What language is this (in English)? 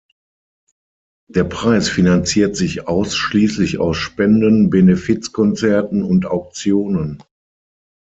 German